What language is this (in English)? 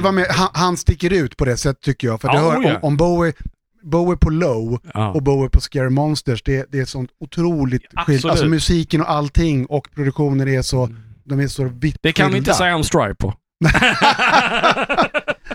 Swedish